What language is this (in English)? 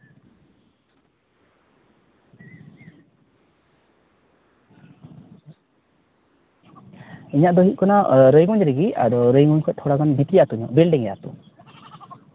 Santali